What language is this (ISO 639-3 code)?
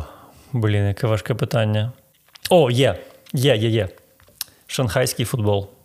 ukr